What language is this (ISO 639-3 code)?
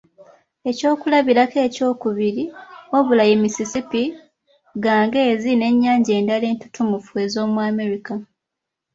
lug